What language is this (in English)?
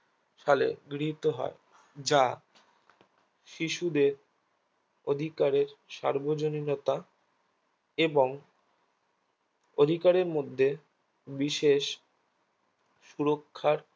Bangla